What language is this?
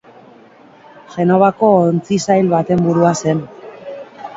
Basque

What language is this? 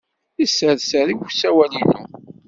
Kabyle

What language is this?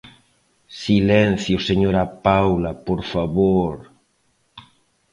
Galician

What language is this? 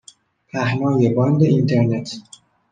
Persian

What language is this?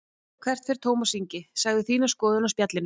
Icelandic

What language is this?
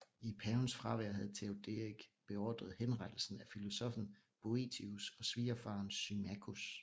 Danish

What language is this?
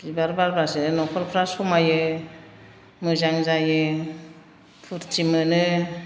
Bodo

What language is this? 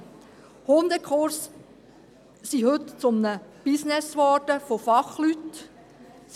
Swiss German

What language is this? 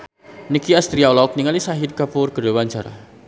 Sundanese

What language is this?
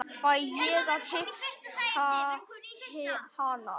Icelandic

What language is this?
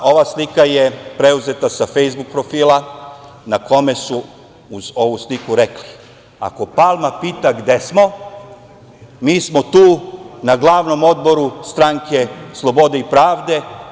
Serbian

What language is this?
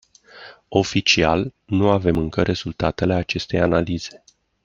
Romanian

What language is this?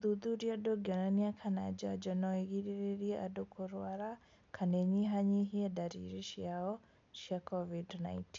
Kikuyu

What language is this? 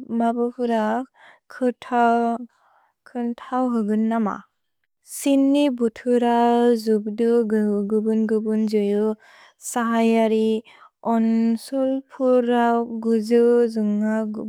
Bodo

